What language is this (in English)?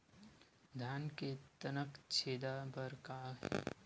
Chhattisgarhi